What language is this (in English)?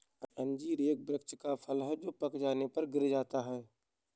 Hindi